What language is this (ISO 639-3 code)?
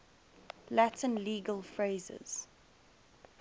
eng